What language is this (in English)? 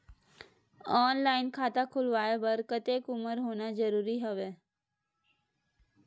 Chhattisgarhi